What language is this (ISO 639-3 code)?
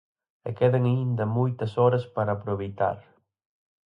glg